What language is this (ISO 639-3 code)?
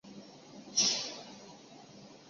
zho